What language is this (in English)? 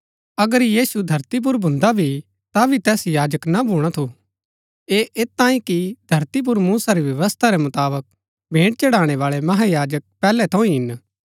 Gaddi